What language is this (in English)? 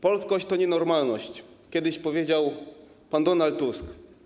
Polish